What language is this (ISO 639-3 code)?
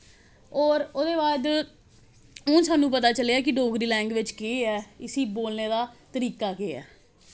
doi